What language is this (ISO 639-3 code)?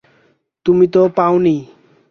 ben